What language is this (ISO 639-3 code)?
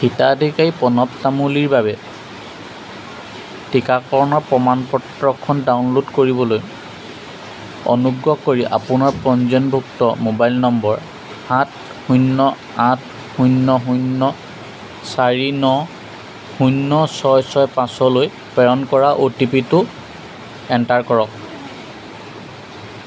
asm